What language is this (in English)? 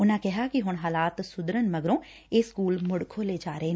Punjabi